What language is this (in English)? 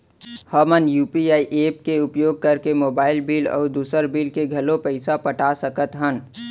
Chhattisgarhi